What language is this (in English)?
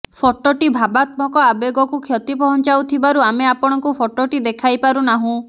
Odia